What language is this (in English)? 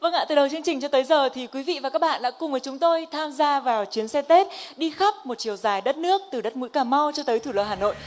Vietnamese